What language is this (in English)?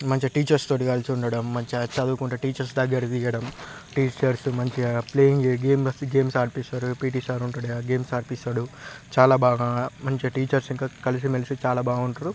Telugu